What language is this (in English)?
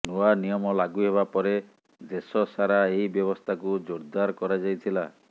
Odia